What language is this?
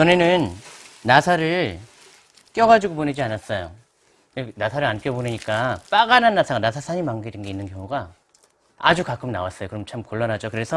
Korean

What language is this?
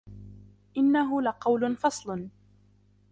Arabic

